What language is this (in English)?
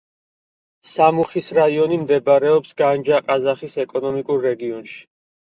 Georgian